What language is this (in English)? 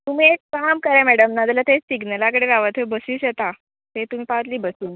Konkani